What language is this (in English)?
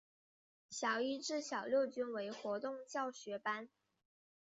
Chinese